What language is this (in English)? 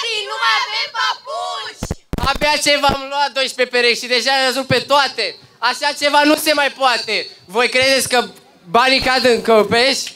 Romanian